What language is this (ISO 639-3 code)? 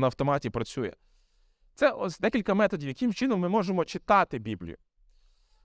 ukr